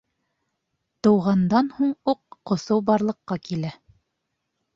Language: Bashkir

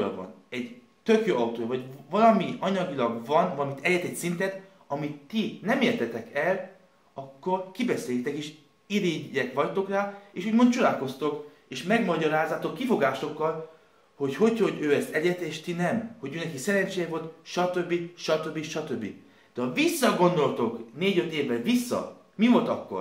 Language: Hungarian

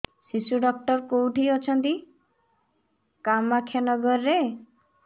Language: Odia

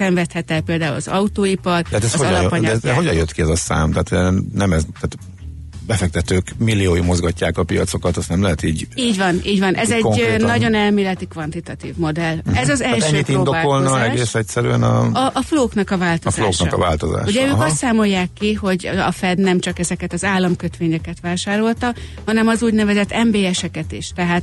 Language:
Hungarian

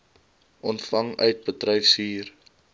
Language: Afrikaans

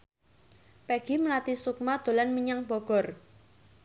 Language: Javanese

